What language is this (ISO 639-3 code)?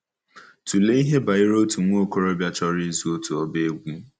ibo